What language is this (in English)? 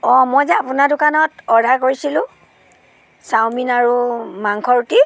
Assamese